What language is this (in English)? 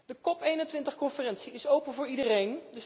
Dutch